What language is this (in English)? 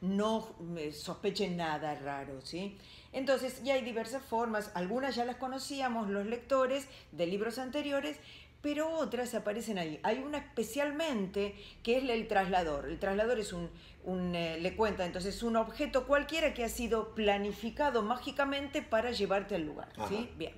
Spanish